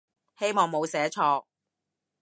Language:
Cantonese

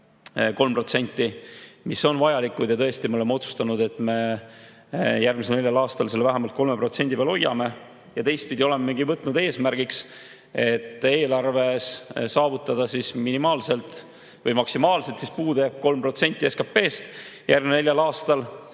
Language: Estonian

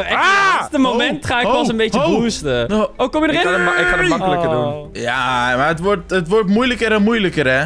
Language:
Dutch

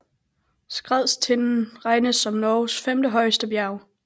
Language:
Danish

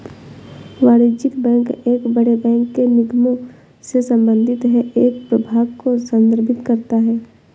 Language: Hindi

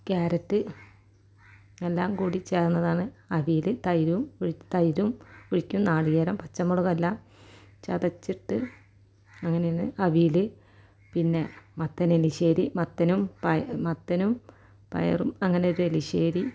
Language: Malayalam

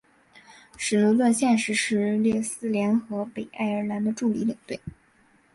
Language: Chinese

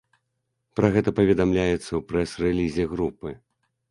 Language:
Belarusian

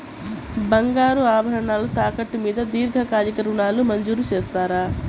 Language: Telugu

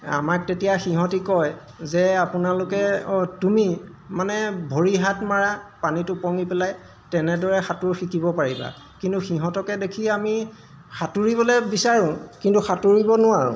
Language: Assamese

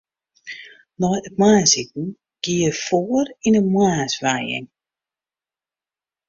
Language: Western Frisian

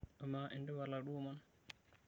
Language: Masai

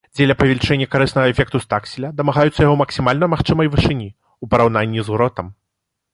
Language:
Belarusian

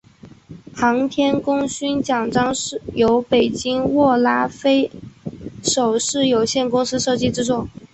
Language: Chinese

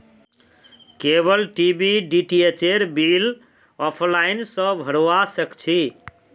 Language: Magahi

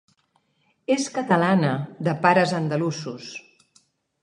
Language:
Catalan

